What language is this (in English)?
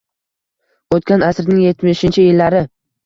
Uzbek